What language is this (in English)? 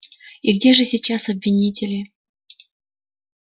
Russian